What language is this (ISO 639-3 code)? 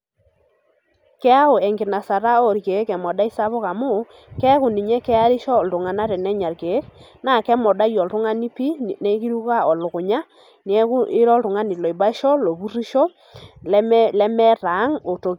mas